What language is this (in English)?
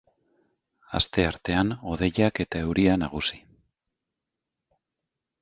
Basque